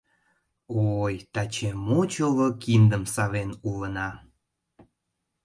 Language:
Mari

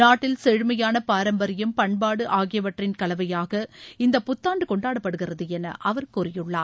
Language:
Tamil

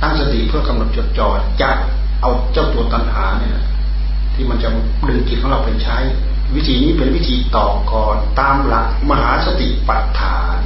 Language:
Thai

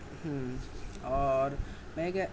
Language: Urdu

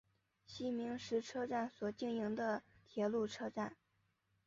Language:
Chinese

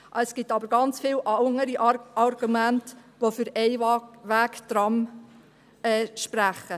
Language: Swiss German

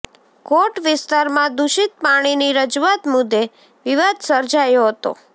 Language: Gujarati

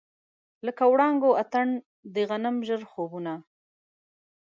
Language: Pashto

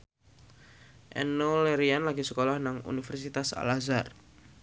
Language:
Javanese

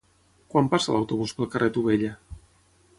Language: Catalan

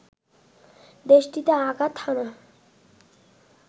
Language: Bangla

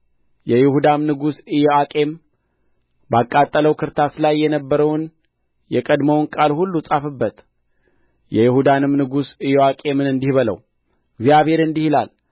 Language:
Amharic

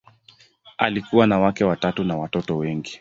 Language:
Swahili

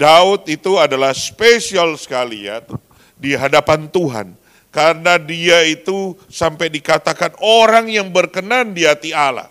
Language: Indonesian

